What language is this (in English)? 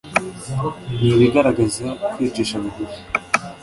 Kinyarwanda